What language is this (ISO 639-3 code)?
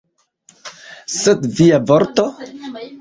epo